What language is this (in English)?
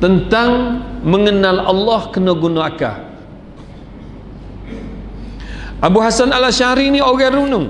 Malay